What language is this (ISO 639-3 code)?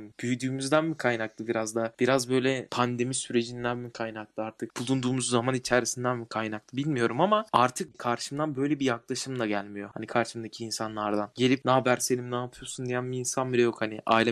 tur